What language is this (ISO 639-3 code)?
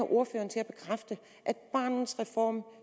dan